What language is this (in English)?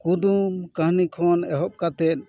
Santali